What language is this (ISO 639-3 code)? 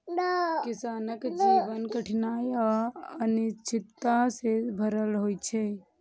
mai